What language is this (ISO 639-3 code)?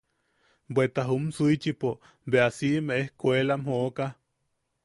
yaq